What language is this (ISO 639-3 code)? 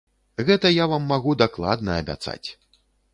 bel